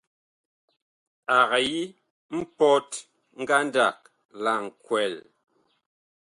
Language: Bakoko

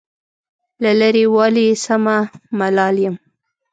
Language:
Pashto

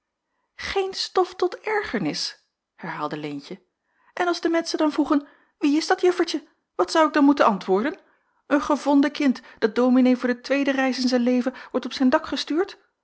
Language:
Dutch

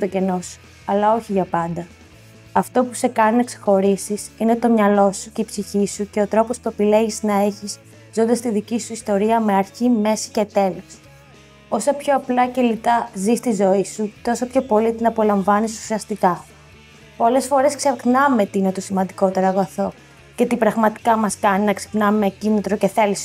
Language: Greek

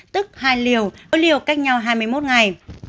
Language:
Vietnamese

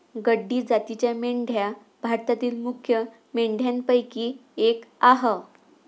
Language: Marathi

